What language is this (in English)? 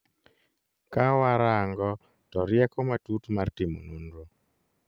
Luo (Kenya and Tanzania)